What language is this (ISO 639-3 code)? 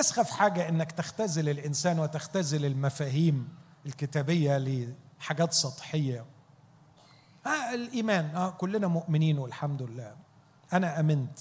ara